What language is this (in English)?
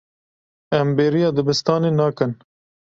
Kurdish